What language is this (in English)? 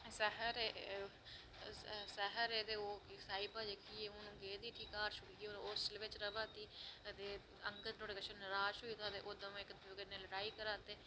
Dogri